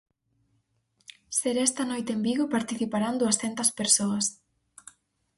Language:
Galician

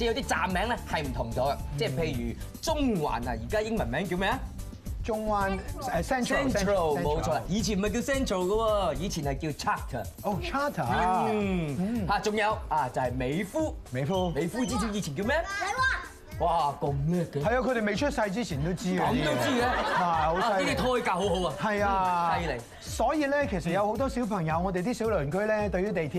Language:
Chinese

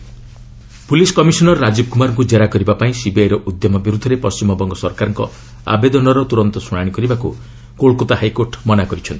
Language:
Odia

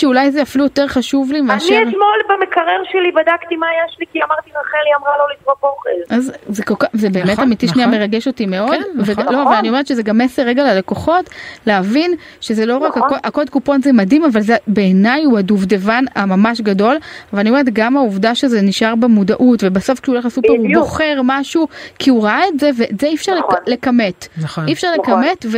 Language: Hebrew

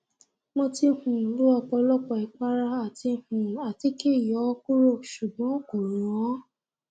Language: Yoruba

